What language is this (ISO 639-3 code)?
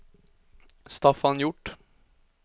swe